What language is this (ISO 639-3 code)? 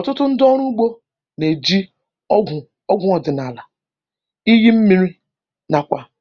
ibo